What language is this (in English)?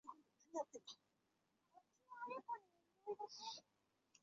Chinese